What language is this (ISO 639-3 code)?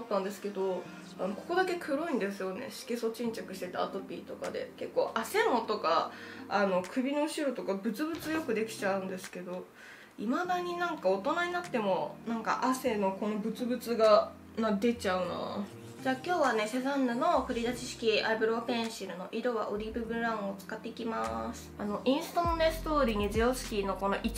jpn